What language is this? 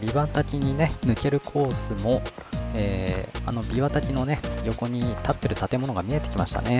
Japanese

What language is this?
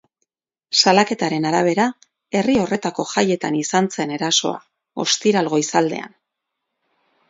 Basque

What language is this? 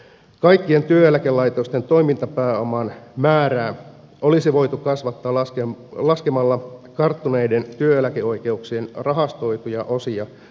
Finnish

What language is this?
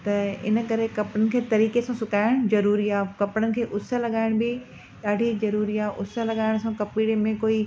Sindhi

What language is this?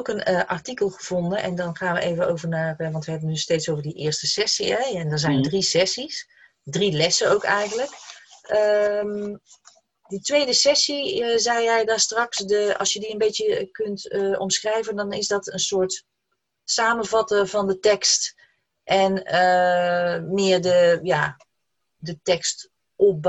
Dutch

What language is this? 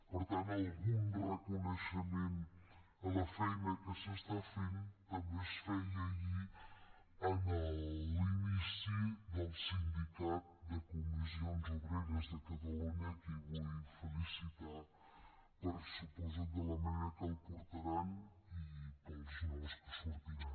Catalan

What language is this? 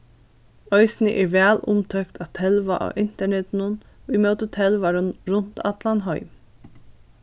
Faroese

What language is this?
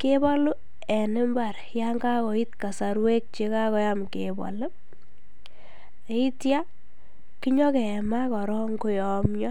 Kalenjin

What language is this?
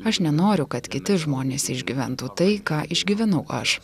Lithuanian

